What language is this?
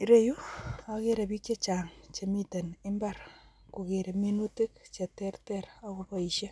Kalenjin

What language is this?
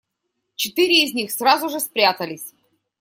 Russian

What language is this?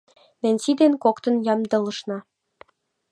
Mari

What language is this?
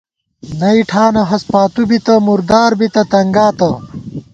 Gawar-Bati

